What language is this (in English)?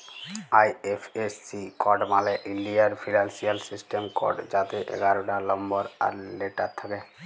Bangla